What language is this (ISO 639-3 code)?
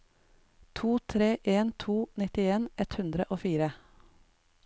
nor